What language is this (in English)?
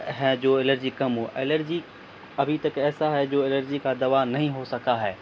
Urdu